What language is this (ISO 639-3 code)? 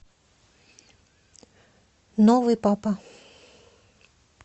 rus